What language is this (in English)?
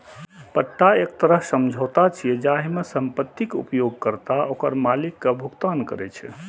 Maithili